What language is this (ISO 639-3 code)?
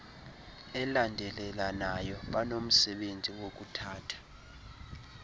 xho